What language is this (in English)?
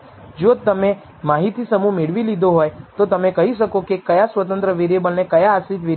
Gujarati